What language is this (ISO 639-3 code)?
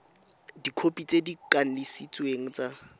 tsn